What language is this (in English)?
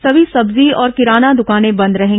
Hindi